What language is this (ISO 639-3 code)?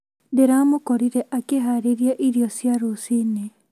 kik